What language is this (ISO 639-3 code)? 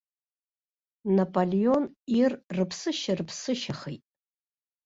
abk